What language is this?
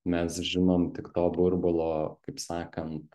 Lithuanian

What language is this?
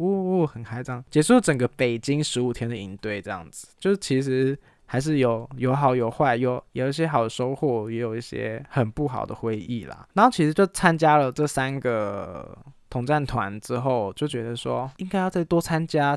Chinese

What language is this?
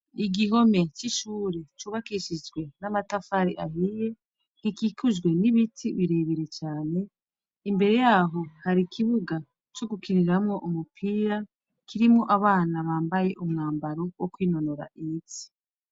Rundi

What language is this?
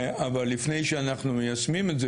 Hebrew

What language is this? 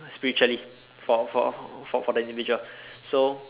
English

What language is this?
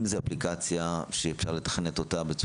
Hebrew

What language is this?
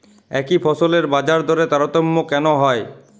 Bangla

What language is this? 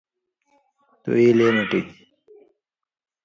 Indus Kohistani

